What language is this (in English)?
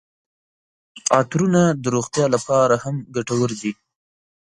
Pashto